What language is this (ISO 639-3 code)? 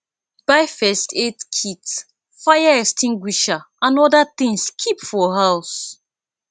pcm